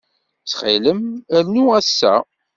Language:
Kabyle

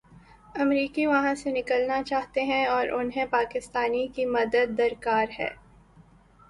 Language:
Urdu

